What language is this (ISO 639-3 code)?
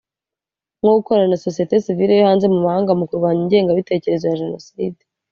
kin